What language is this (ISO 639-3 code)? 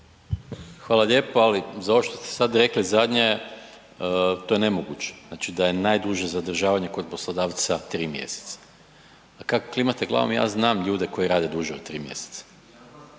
hrv